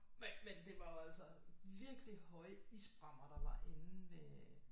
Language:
Danish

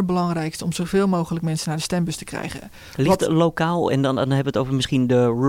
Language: Dutch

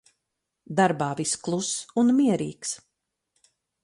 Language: Latvian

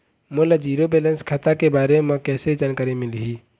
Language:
Chhattisgarhi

